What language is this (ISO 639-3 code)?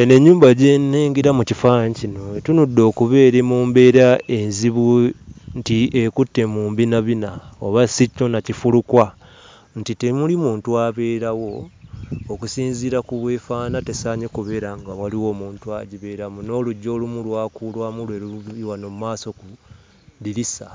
lug